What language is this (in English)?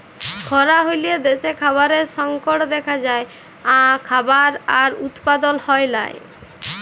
Bangla